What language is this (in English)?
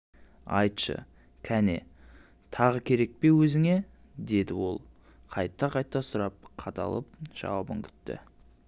Kazakh